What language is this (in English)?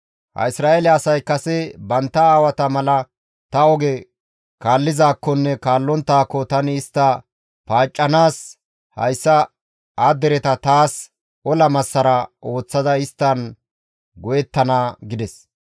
Gamo